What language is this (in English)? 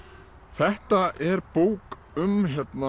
Icelandic